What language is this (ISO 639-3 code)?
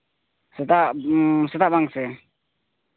sat